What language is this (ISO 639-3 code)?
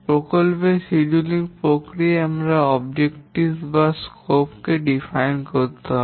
ben